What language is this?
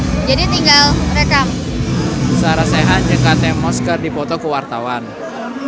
Sundanese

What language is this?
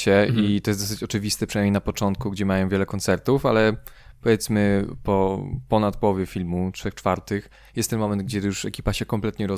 Polish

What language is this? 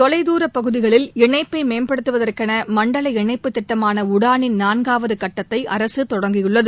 Tamil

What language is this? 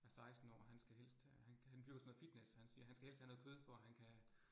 Danish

